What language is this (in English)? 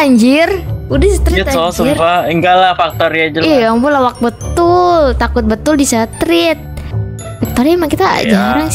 Indonesian